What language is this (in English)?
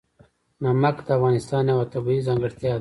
Pashto